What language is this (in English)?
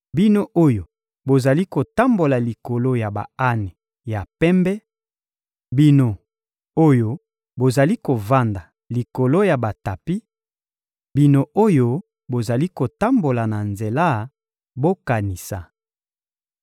Lingala